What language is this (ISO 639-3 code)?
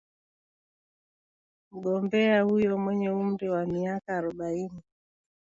swa